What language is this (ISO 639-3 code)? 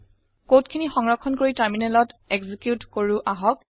asm